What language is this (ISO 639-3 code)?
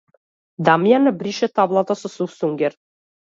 mkd